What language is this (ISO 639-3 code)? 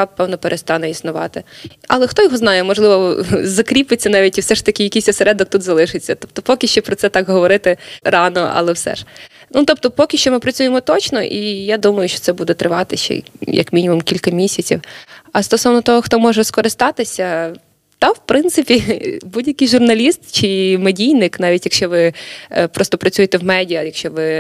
ukr